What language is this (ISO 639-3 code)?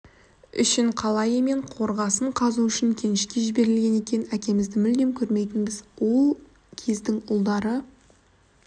kaz